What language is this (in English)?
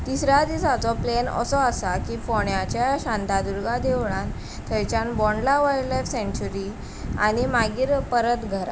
Konkani